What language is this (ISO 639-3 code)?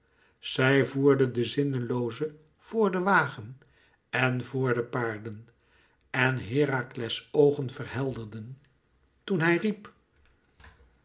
nld